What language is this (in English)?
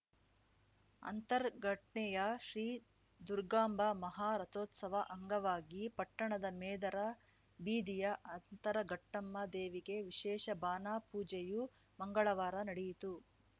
Kannada